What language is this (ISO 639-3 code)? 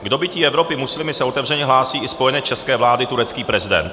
ces